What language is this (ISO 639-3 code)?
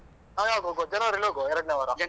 kan